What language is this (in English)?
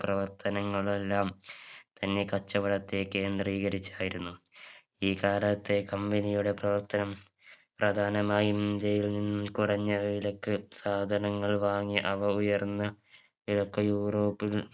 Malayalam